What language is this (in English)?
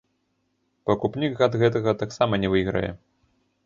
Belarusian